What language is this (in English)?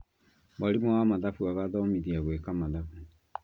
Kikuyu